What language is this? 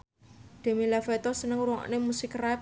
Javanese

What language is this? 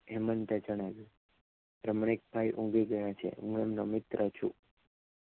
Gujarati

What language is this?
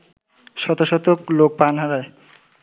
Bangla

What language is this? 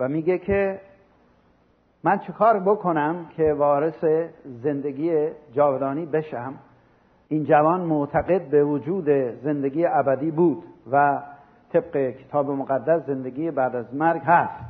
Persian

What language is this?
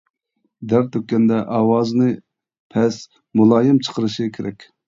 Uyghur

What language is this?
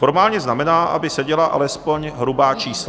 Czech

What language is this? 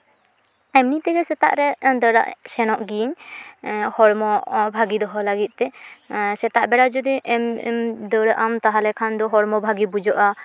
Santali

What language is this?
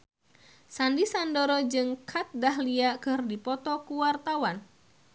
Sundanese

